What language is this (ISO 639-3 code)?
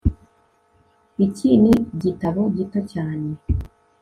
kin